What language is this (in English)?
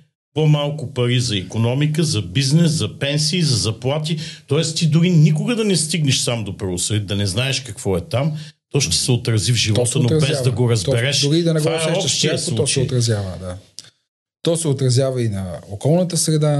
Bulgarian